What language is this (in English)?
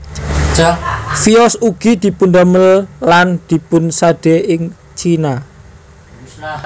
Javanese